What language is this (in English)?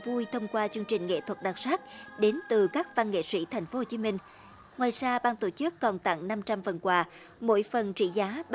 Vietnamese